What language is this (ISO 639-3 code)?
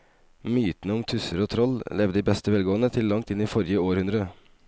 nor